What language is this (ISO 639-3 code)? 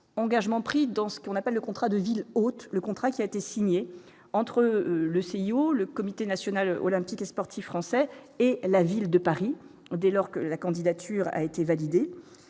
fra